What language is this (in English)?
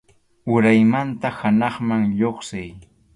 Arequipa-La Unión Quechua